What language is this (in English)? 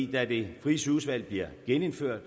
Danish